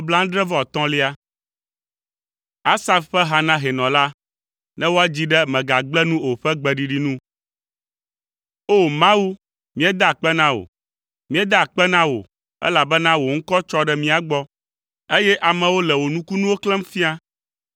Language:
Ewe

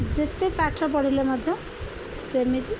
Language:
Odia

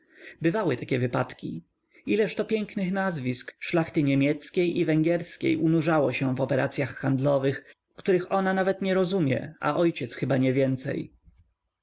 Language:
Polish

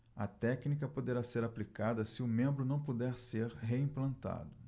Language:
Portuguese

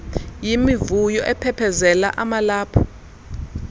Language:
Xhosa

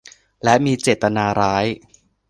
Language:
Thai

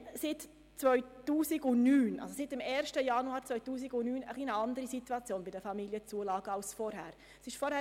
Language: Swiss German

